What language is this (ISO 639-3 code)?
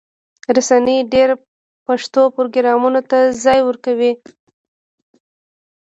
pus